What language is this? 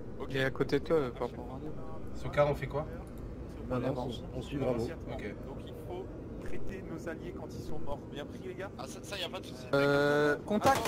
French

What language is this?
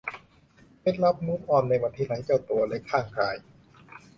Thai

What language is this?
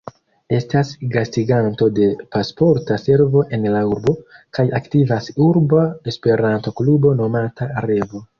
Esperanto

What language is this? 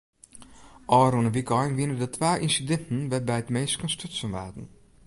Western Frisian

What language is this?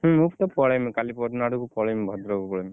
Odia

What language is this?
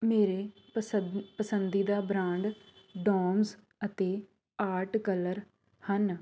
Punjabi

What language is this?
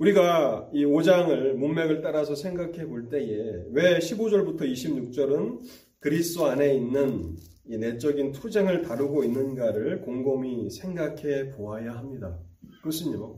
Korean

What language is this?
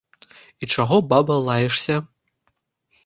Belarusian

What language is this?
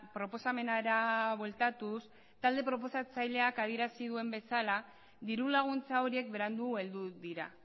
Basque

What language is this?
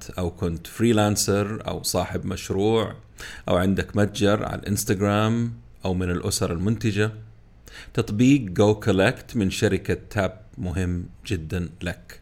Arabic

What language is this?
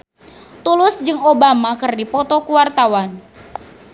Sundanese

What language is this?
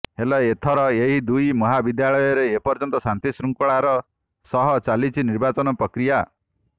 Odia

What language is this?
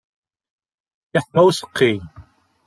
Kabyle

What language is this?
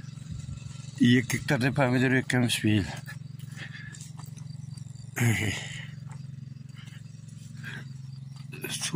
Turkish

